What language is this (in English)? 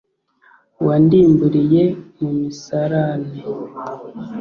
Kinyarwanda